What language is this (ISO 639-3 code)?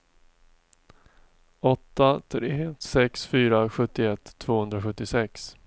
swe